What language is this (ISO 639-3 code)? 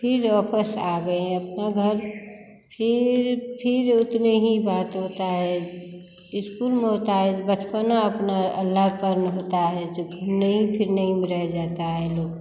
hin